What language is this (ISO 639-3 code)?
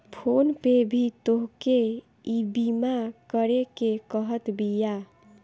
bho